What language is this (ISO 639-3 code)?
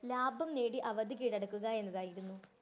mal